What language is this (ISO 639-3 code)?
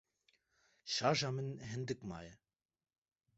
kur